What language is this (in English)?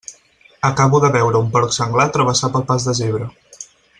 Catalan